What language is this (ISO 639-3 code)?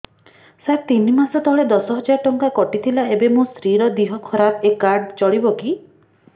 ori